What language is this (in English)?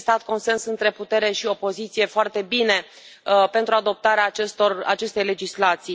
Romanian